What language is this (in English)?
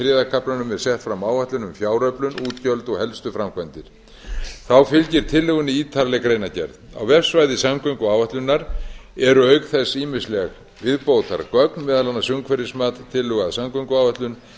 Icelandic